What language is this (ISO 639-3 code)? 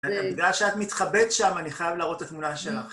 heb